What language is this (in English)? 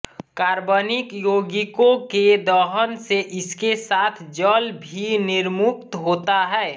Hindi